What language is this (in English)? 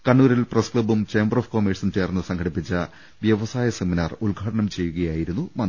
Malayalam